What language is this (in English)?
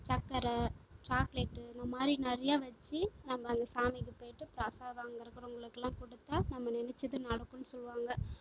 Tamil